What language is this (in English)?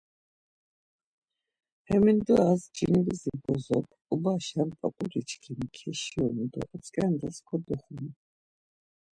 Laz